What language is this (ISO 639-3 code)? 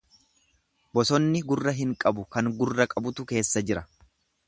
orm